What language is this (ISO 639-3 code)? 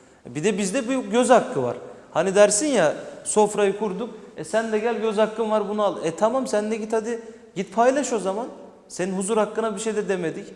tur